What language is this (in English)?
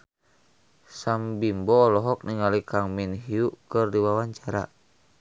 Sundanese